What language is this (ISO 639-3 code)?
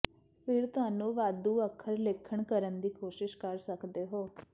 pan